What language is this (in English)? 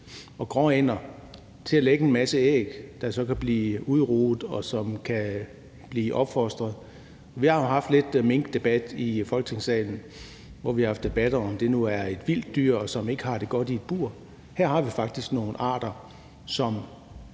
Danish